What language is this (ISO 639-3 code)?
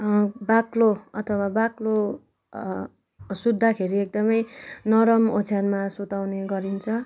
nep